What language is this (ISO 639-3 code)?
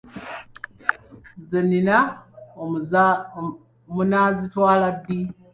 lug